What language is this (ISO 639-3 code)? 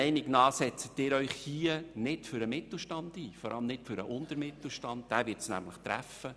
gsw